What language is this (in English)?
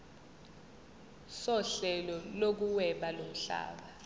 Zulu